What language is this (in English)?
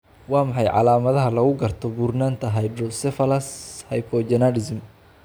Somali